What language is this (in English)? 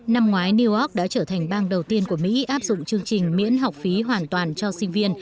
Vietnamese